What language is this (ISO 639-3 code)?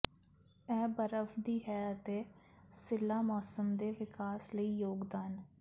pan